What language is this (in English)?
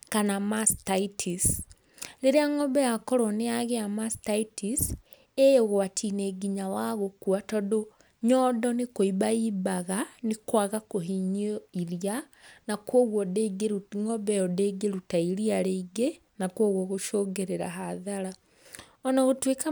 Kikuyu